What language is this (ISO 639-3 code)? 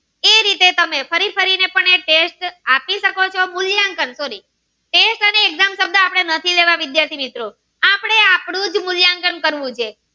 guj